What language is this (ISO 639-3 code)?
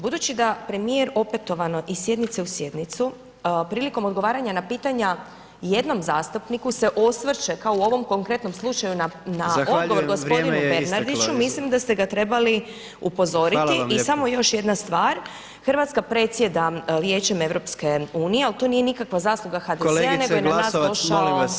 hrv